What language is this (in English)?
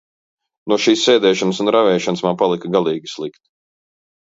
Latvian